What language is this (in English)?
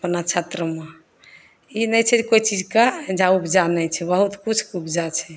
Maithili